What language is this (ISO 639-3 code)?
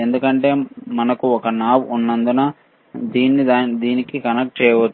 tel